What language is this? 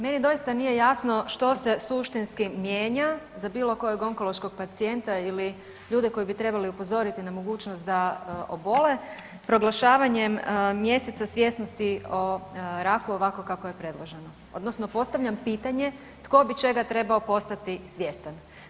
Croatian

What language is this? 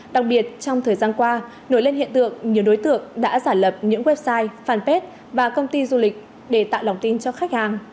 Vietnamese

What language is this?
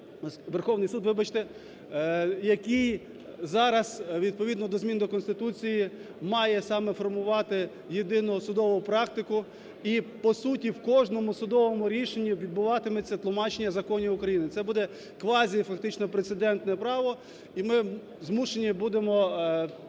Ukrainian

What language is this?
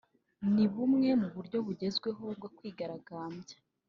Kinyarwanda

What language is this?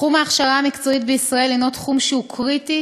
Hebrew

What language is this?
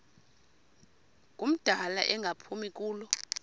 Xhosa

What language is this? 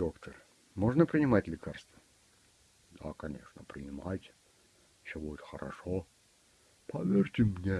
Russian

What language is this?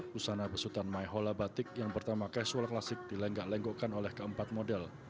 Indonesian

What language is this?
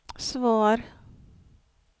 Swedish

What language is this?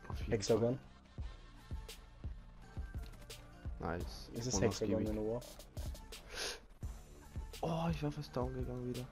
German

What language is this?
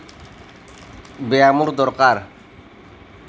Assamese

